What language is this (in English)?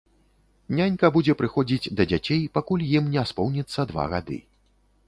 Belarusian